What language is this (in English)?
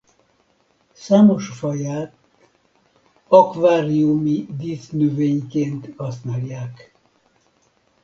Hungarian